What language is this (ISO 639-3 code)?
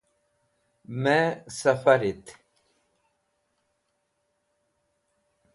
wbl